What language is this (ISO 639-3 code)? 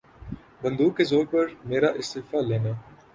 urd